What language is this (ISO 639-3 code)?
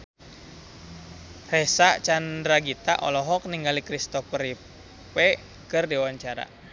sun